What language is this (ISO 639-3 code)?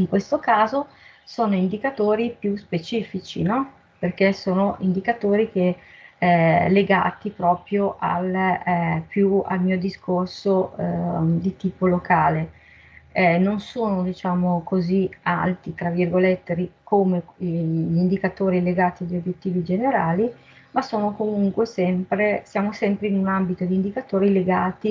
ita